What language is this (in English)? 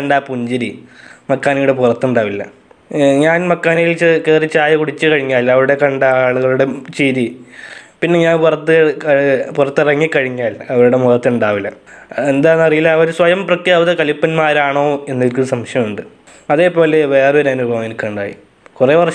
Malayalam